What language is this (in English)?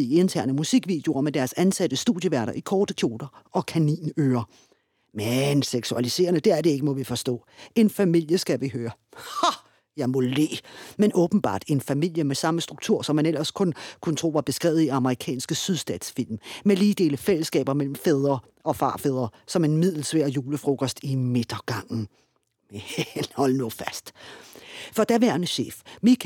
Danish